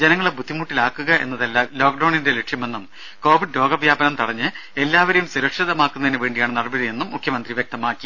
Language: Malayalam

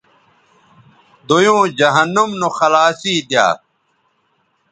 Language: Bateri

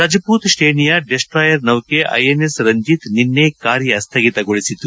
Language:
Kannada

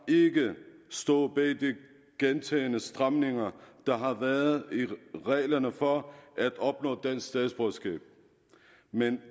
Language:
Danish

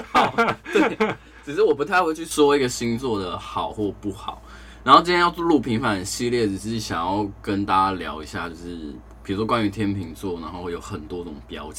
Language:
Chinese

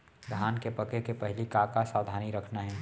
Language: Chhattisgarhi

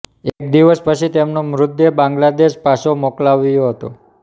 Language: Gujarati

